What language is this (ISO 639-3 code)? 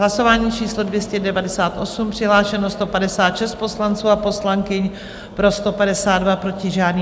ces